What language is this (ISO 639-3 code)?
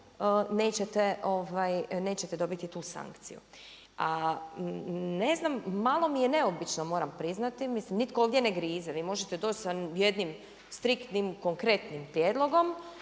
hrv